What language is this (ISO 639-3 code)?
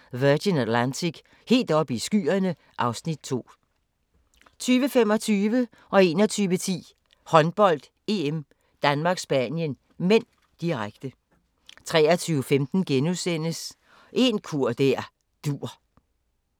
dan